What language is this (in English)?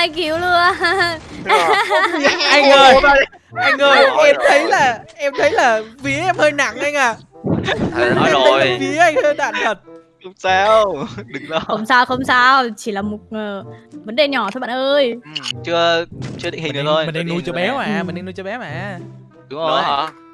Vietnamese